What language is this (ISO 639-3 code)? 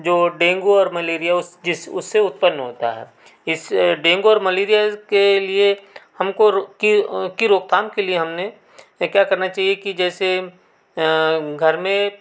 hin